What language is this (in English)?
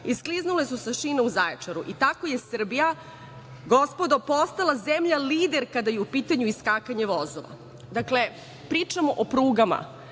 Serbian